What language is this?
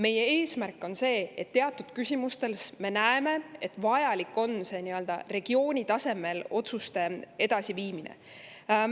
Estonian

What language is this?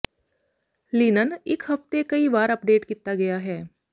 Punjabi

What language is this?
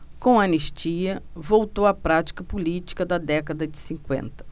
Portuguese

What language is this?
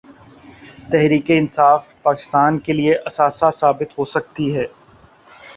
Urdu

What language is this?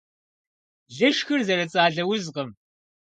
Kabardian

